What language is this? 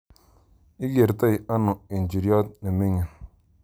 Kalenjin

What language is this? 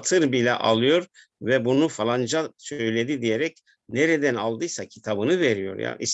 Turkish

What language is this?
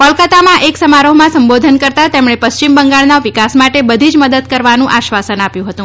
Gujarati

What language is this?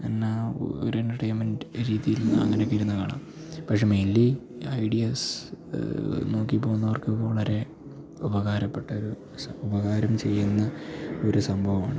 Malayalam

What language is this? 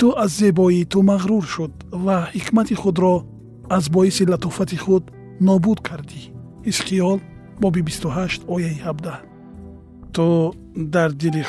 Persian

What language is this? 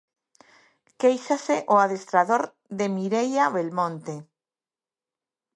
Galician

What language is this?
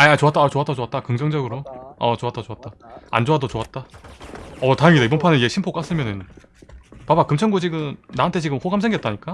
Korean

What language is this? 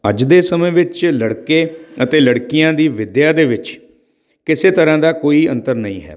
Punjabi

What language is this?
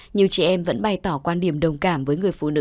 Vietnamese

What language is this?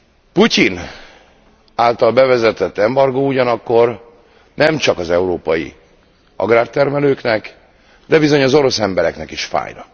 Hungarian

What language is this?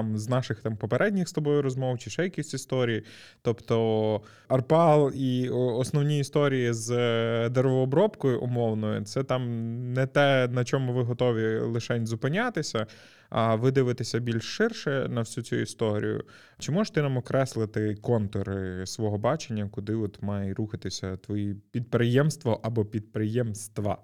Ukrainian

